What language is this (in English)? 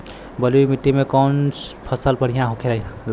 Bhojpuri